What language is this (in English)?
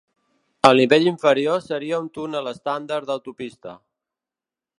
Catalan